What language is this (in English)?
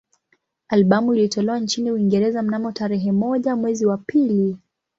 Swahili